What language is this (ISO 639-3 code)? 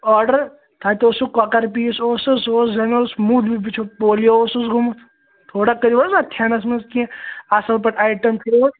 kas